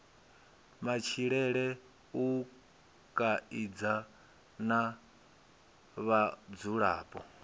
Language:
Venda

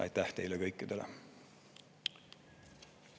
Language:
Estonian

